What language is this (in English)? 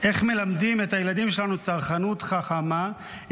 Hebrew